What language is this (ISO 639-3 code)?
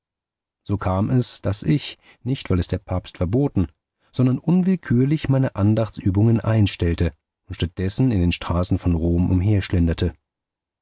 deu